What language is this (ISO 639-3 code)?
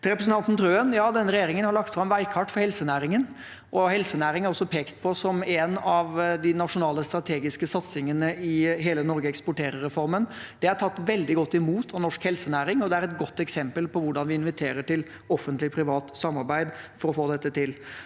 nor